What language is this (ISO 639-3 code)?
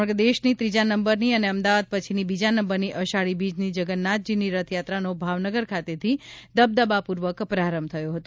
guj